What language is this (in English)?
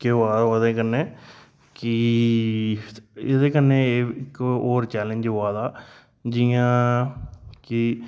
Dogri